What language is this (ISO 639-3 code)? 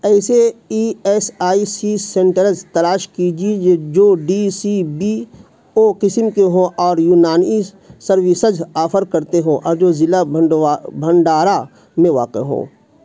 urd